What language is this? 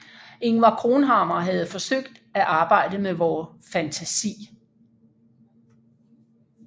Danish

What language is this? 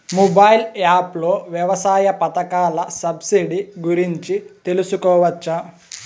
Telugu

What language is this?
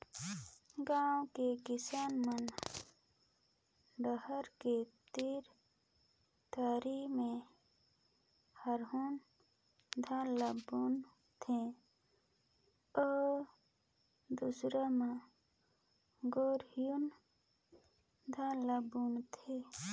Chhattisgarhi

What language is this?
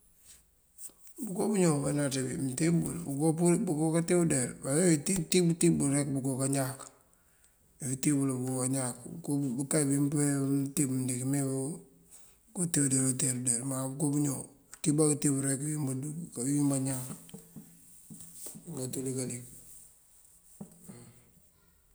Mandjak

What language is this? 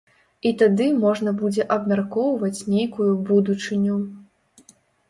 Belarusian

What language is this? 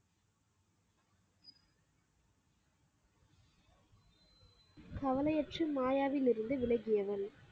Tamil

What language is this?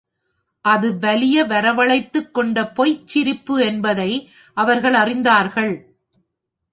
Tamil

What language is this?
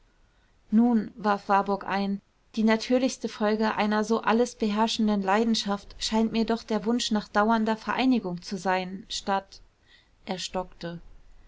German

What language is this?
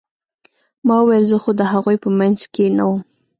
Pashto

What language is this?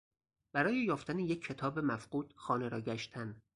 Persian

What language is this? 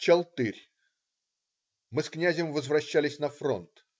Russian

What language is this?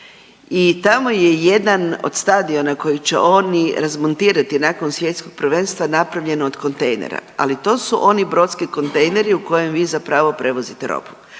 Croatian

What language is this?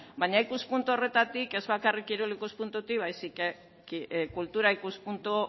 Basque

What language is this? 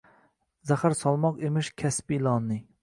Uzbek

